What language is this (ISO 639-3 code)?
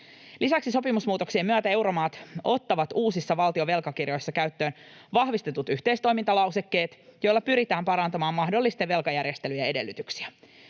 fin